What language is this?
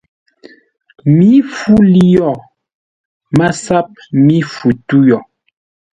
Ngombale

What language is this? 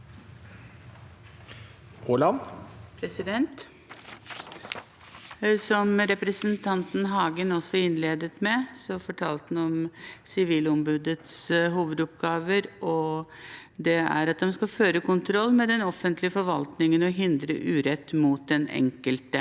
Norwegian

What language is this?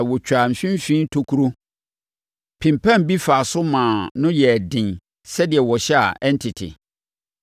Akan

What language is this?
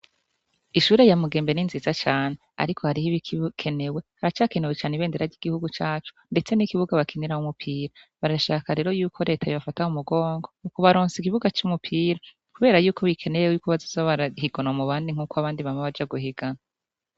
Rundi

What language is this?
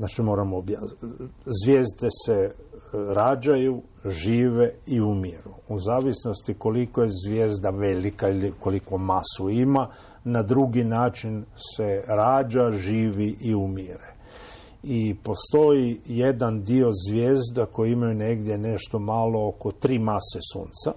Croatian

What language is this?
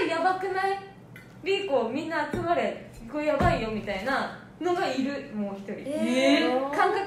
Japanese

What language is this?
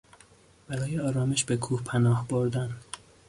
Persian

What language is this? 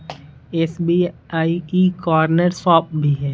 Hindi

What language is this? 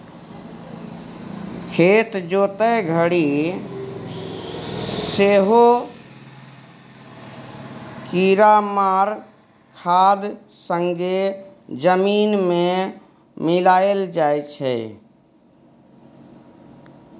Maithili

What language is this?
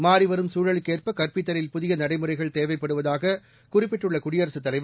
Tamil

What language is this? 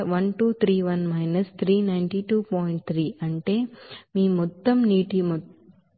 Telugu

